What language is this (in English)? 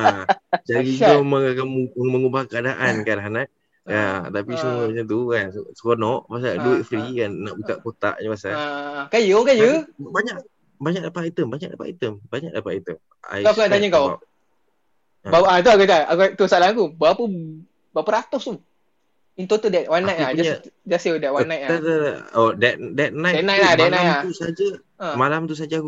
Malay